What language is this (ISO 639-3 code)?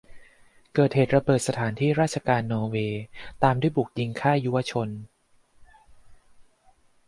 tha